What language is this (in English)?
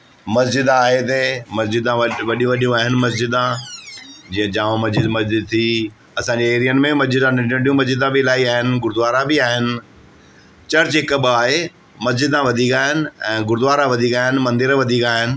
Sindhi